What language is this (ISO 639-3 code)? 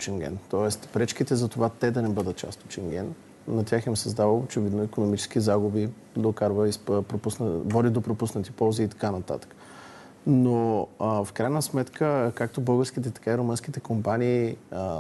bul